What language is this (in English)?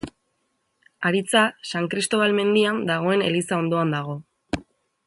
Basque